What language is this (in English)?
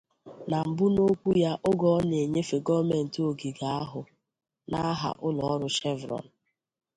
Igbo